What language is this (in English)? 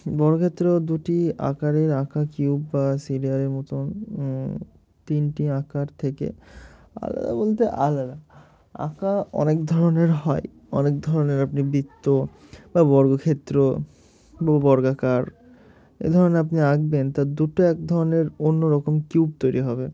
Bangla